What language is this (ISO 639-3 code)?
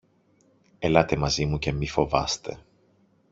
ell